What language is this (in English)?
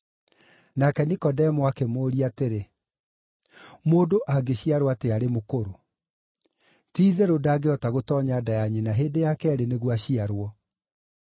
Kikuyu